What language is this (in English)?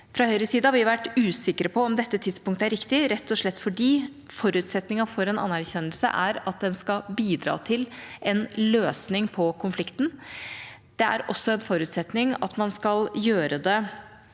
Norwegian